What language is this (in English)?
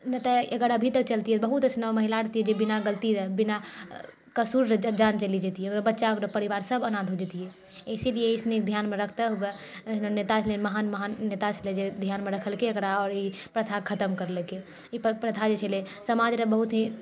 Maithili